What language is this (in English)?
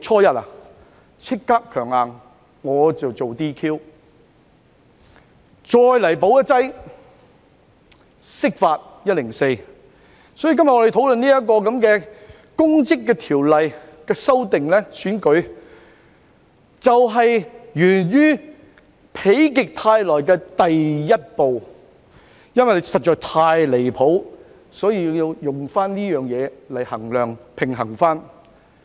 Cantonese